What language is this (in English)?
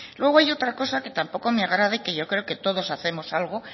Spanish